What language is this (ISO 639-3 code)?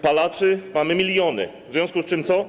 pol